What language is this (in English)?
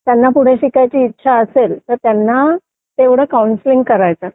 Marathi